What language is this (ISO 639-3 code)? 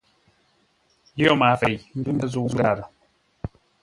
nla